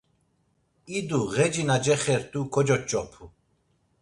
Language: Laz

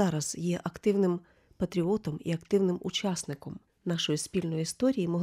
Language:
Ukrainian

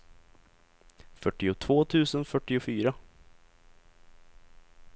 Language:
Swedish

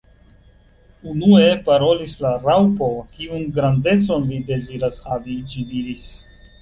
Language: Esperanto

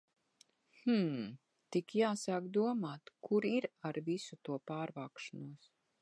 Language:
Latvian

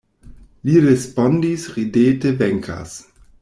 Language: Esperanto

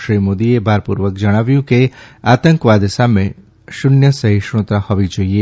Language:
Gujarati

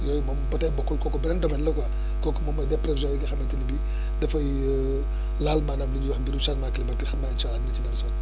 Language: Wolof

